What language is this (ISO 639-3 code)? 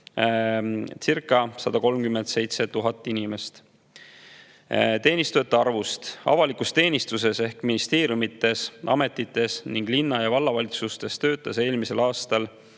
est